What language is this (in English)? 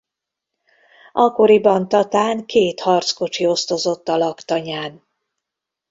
Hungarian